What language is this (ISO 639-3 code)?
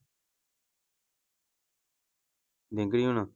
pan